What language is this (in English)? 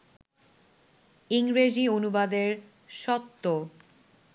Bangla